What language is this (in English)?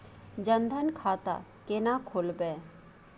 Maithili